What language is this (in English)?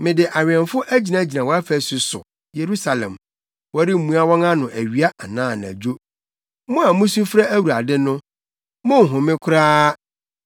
Akan